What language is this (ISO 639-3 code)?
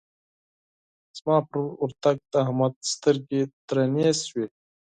pus